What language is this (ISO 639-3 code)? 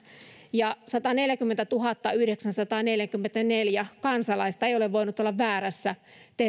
fin